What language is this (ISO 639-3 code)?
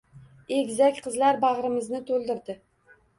uzb